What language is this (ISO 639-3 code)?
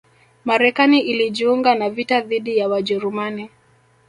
swa